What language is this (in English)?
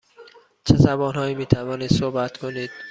Persian